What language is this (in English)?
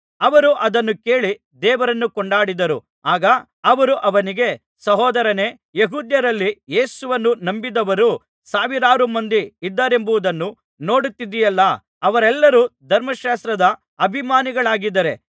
Kannada